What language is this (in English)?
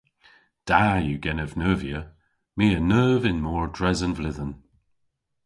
Cornish